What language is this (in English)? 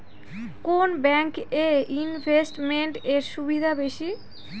Bangla